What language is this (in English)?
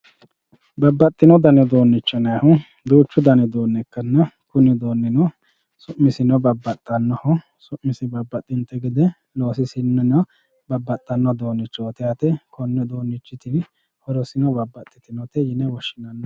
Sidamo